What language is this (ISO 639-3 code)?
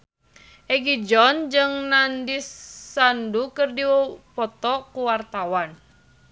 sun